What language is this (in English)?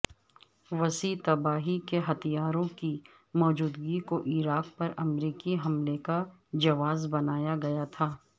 Urdu